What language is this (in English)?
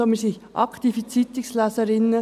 Swiss German